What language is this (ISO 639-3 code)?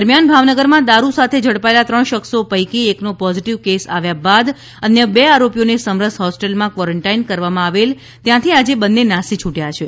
guj